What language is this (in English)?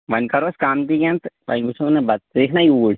Kashmiri